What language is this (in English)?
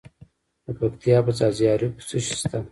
Pashto